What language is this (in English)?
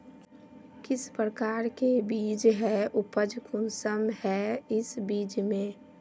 Magahi